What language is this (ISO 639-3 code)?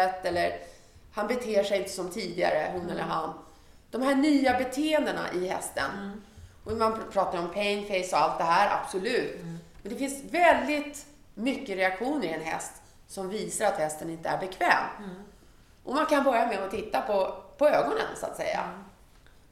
swe